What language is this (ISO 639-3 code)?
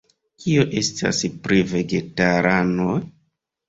epo